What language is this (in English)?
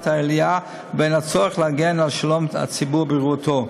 Hebrew